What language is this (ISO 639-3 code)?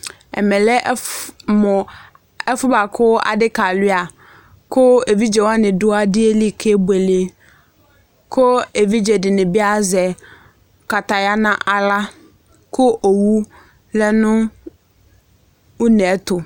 kpo